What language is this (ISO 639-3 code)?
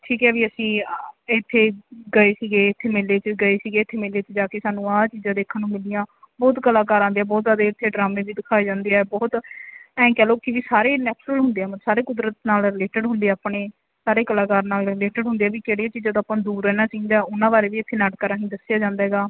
pan